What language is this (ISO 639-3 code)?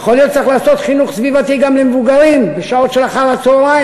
heb